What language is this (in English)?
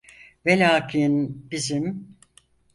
Turkish